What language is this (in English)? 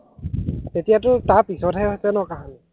Assamese